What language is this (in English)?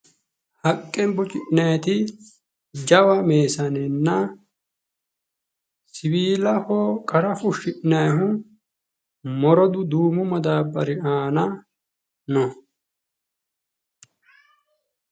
Sidamo